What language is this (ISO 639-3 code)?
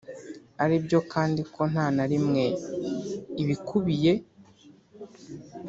kin